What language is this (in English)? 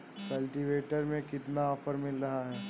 Hindi